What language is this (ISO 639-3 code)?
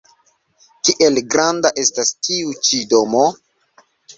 epo